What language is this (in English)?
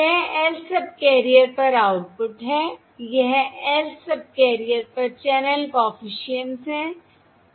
Hindi